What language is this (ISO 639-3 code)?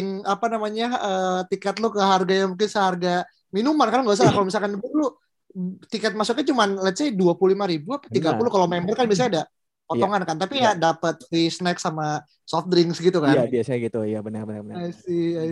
ind